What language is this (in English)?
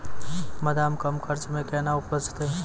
Maithili